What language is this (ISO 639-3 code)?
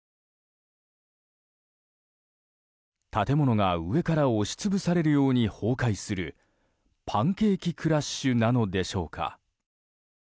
jpn